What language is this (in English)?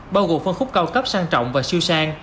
Vietnamese